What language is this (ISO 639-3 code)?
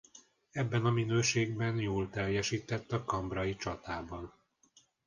hun